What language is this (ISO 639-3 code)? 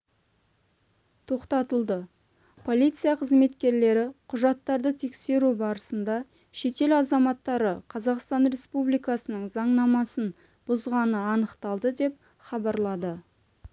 kaz